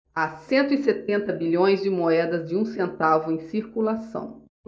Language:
Portuguese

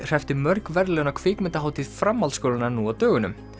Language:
Icelandic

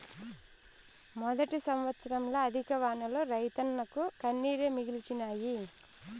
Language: Telugu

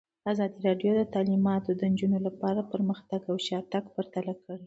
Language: Pashto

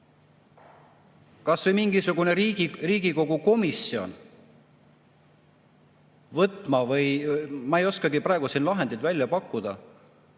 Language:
Estonian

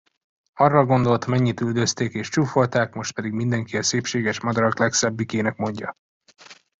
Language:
Hungarian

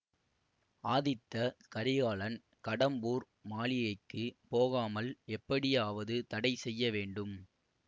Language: Tamil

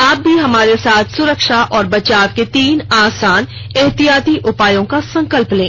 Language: Hindi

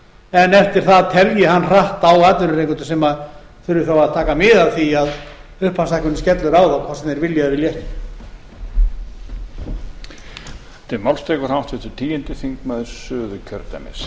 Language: Icelandic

